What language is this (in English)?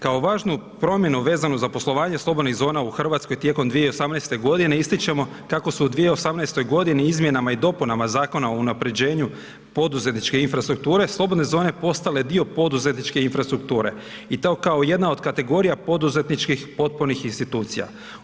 Croatian